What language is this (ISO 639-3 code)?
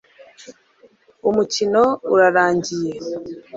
kin